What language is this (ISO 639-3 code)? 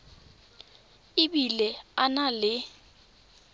tsn